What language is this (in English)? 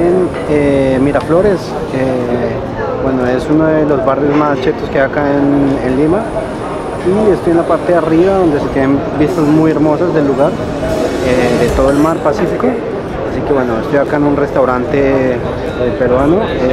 Spanish